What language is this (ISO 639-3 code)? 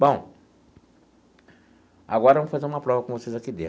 por